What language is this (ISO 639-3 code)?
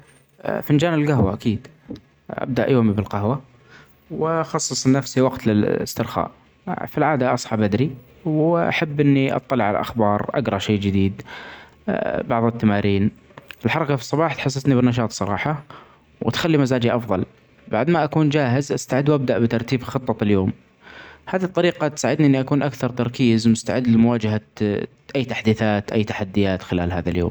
acx